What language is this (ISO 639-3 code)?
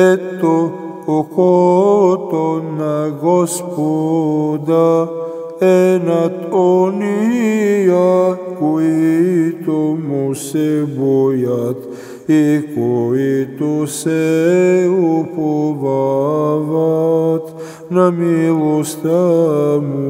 ron